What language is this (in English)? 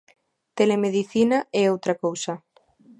Galician